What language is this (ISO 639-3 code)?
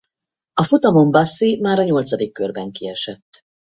hun